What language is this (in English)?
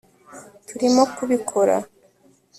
Kinyarwanda